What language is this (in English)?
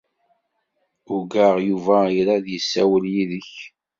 Kabyle